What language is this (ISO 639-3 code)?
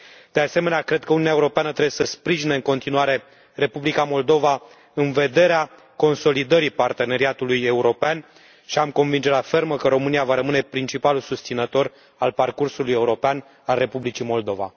ron